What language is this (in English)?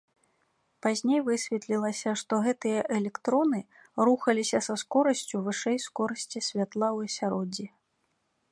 Belarusian